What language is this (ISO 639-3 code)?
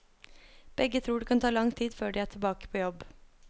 nor